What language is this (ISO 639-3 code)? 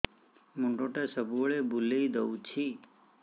ori